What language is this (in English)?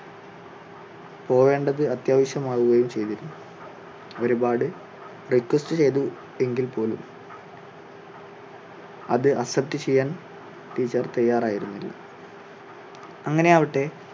Malayalam